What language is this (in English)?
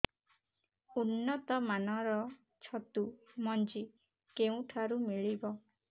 Odia